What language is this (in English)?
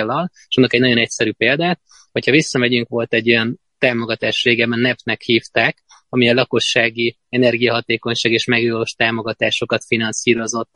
Hungarian